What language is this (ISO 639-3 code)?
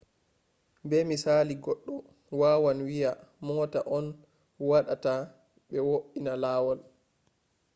ful